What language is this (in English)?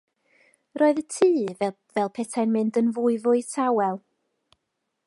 Welsh